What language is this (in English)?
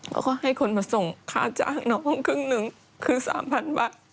Thai